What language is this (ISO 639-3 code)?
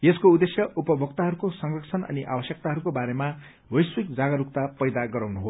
nep